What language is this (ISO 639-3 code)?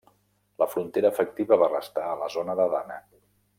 cat